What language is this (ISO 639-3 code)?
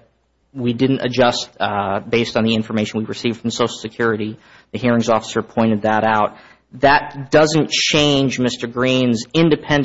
eng